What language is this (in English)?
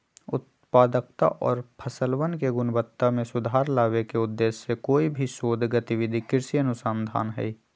Magahi